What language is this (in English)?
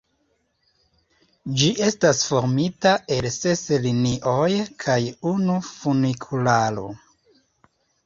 Esperanto